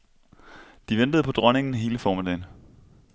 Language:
Danish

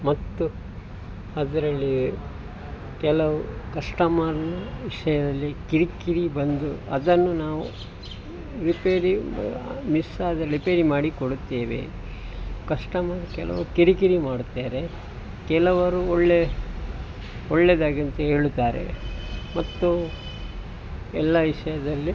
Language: Kannada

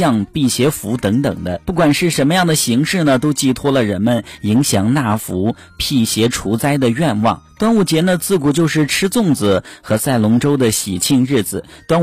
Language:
Chinese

